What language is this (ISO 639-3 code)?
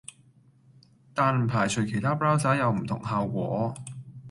yue